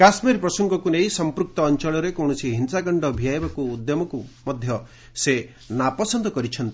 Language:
Odia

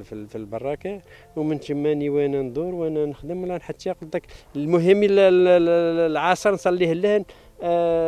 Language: Arabic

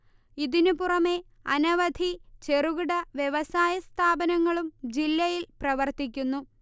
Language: Malayalam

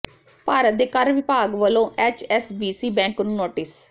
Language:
Punjabi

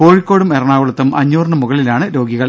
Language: Malayalam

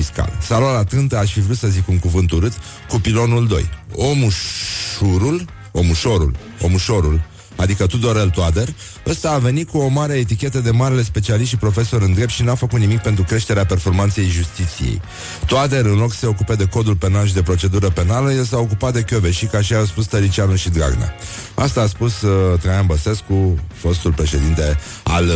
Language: Romanian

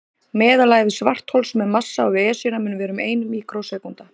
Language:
Icelandic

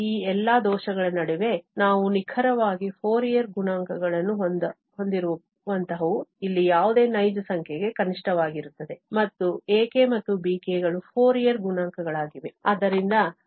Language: Kannada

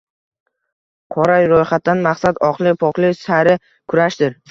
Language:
Uzbek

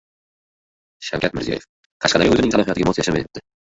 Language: Uzbek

